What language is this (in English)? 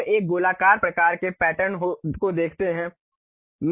Hindi